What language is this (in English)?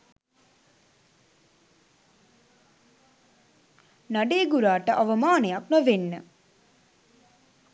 Sinhala